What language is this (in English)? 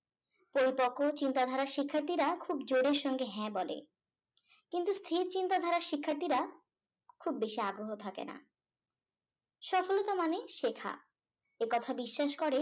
Bangla